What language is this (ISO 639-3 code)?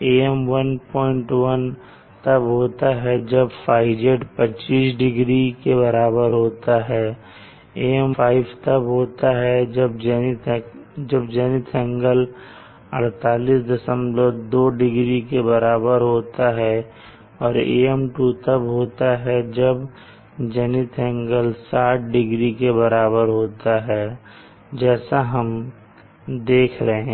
hin